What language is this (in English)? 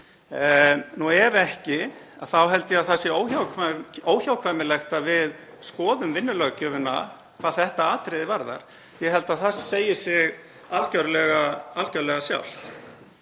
Icelandic